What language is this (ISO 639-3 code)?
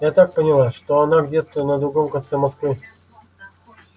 rus